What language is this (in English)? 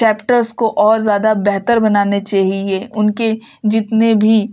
Urdu